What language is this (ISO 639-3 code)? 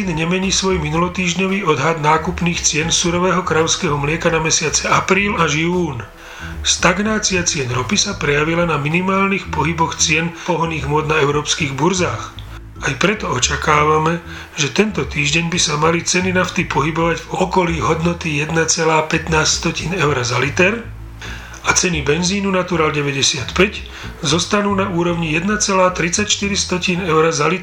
slk